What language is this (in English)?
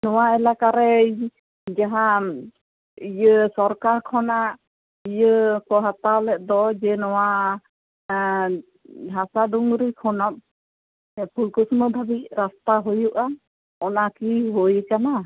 Santali